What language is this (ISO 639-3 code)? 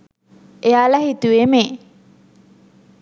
sin